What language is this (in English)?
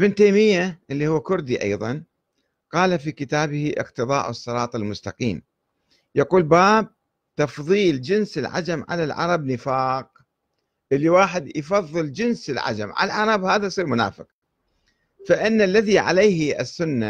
Arabic